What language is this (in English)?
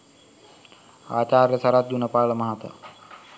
Sinhala